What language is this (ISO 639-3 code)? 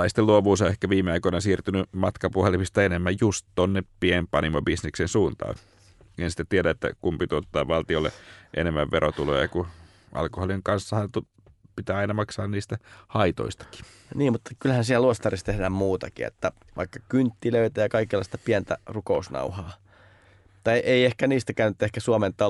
fin